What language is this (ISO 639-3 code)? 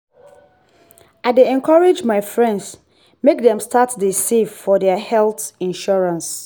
pcm